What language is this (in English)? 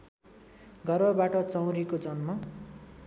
Nepali